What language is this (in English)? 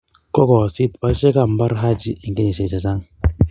Kalenjin